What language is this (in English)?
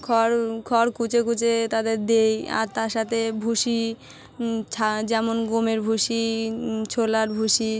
Bangla